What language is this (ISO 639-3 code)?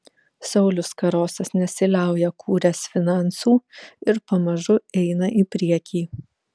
lit